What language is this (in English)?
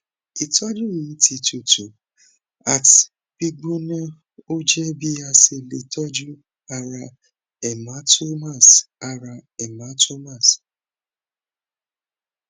Yoruba